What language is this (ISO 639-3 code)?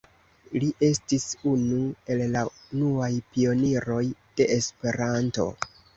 epo